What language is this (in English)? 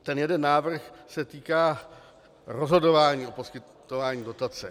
Czech